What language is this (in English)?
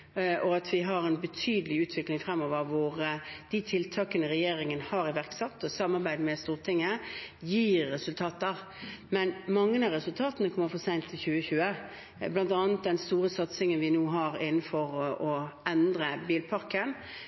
Norwegian Bokmål